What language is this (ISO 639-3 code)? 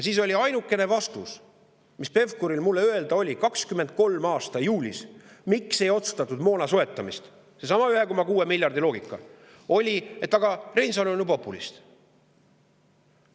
est